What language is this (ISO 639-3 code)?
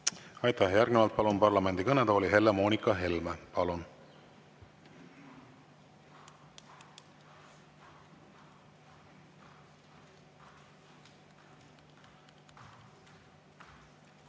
est